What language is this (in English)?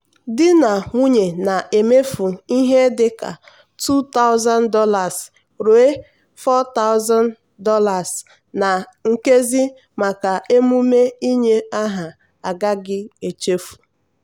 Igbo